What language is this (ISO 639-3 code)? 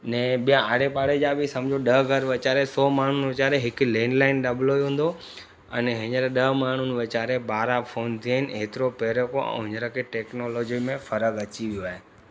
snd